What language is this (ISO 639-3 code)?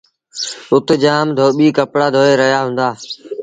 sbn